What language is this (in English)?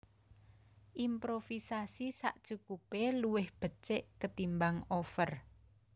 Javanese